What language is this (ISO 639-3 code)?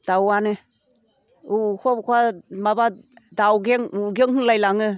brx